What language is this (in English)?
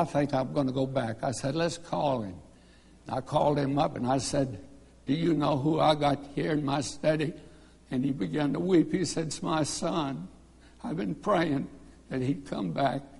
English